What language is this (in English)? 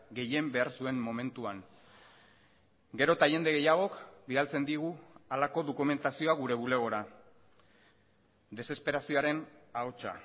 Basque